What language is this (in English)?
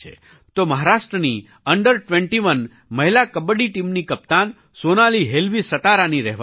Gujarati